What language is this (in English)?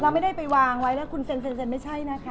Thai